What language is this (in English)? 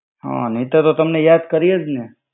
Gujarati